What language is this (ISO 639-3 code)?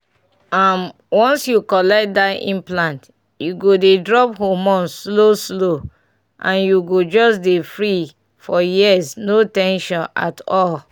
pcm